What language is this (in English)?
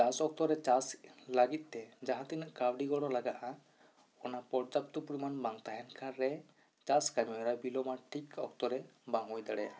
Santali